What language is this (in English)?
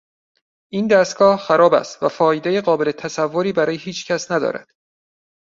Persian